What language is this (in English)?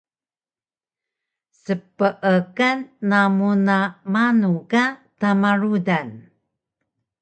Taroko